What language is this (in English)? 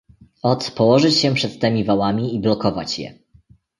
Polish